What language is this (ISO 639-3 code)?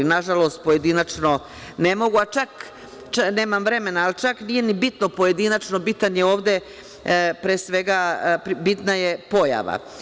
srp